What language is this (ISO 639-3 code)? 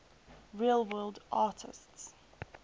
eng